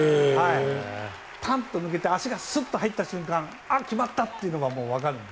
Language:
Japanese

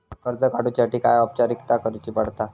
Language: Marathi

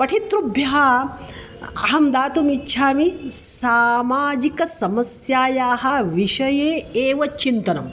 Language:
Sanskrit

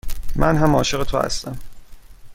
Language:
Persian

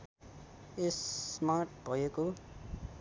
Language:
Nepali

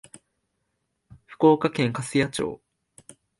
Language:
Japanese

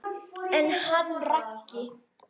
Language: Icelandic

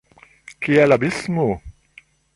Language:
Esperanto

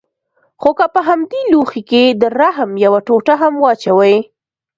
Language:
Pashto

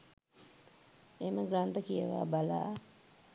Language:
Sinhala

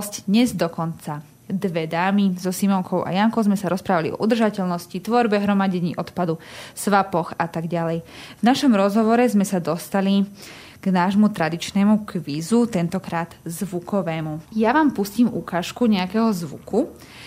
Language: Slovak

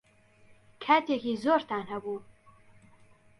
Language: Central Kurdish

